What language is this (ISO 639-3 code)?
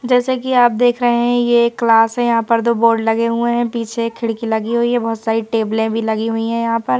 hin